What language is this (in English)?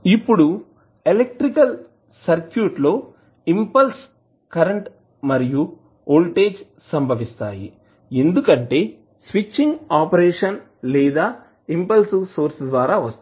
Telugu